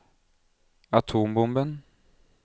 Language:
Norwegian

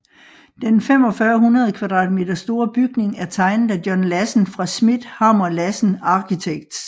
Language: Danish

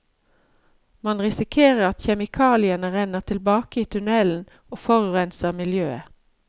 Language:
Norwegian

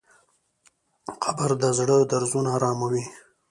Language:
Pashto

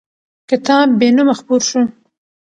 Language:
Pashto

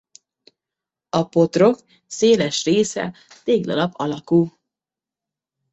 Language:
Hungarian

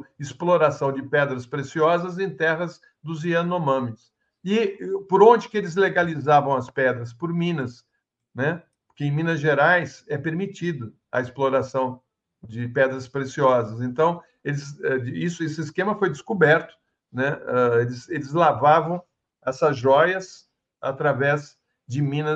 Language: Portuguese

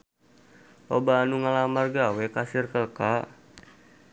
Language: Sundanese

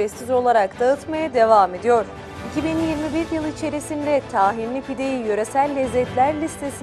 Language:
Turkish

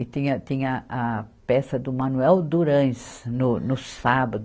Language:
Portuguese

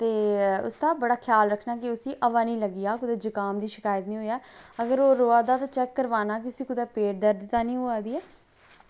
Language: Dogri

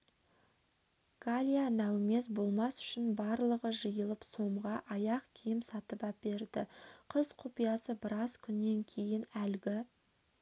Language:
Kazakh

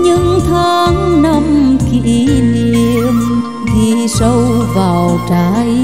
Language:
Vietnamese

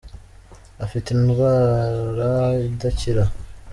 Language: Kinyarwanda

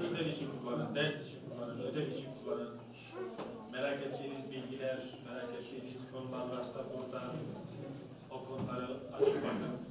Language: Turkish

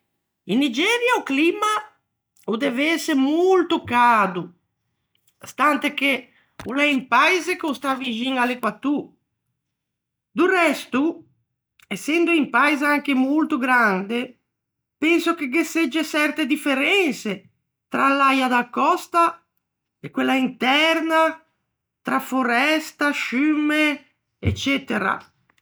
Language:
Ligurian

